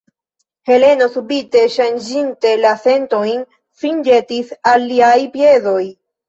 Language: Esperanto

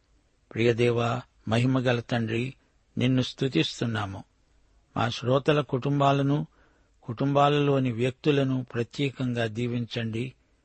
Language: Telugu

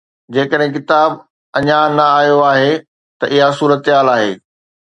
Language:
Sindhi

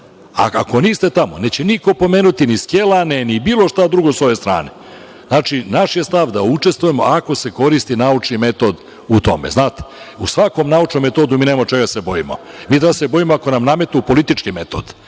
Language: Serbian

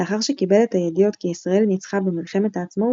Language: Hebrew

